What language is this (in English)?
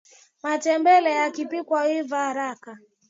Swahili